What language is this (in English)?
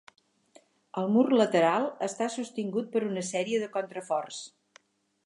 Catalan